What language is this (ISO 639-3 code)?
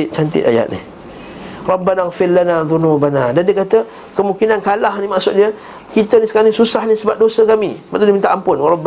msa